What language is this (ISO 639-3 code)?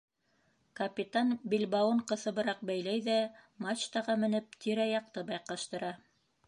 bak